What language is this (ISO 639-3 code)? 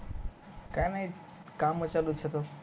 mar